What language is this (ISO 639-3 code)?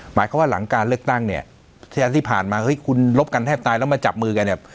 tha